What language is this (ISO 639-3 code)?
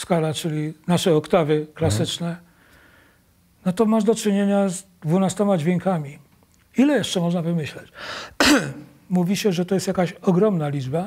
pol